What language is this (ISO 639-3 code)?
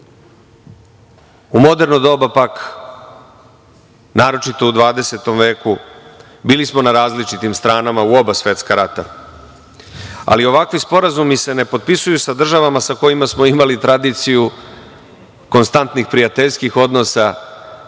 srp